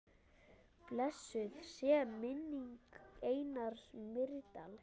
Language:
Icelandic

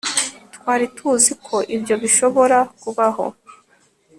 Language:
Kinyarwanda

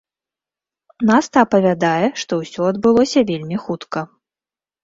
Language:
Belarusian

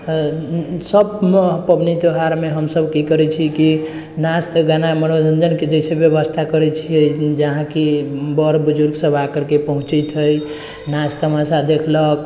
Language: Maithili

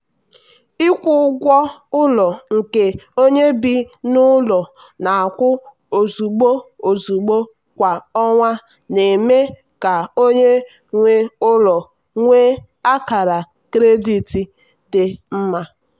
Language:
Igbo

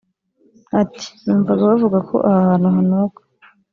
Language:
Kinyarwanda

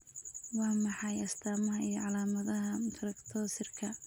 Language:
Somali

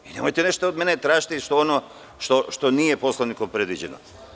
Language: Serbian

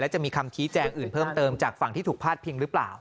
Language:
Thai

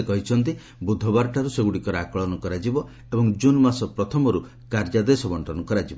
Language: Odia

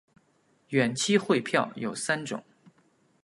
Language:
Chinese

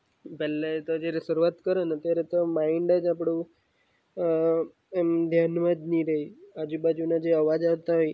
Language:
Gujarati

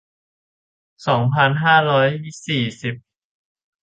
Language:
Thai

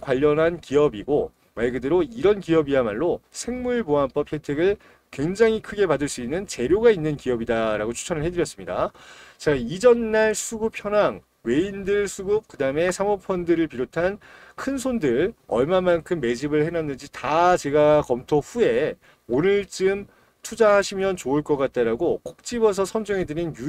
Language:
Korean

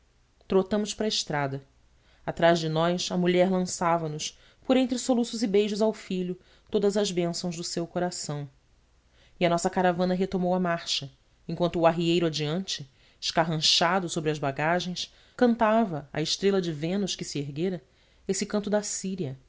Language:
Portuguese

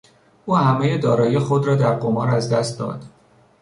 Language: Persian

